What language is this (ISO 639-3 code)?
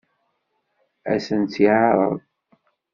kab